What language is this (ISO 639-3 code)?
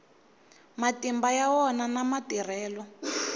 tso